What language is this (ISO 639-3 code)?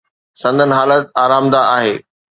snd